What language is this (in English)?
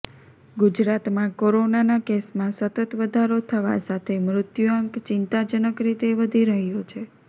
Gujarati